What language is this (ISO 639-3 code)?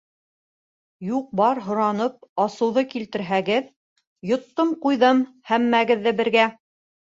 bak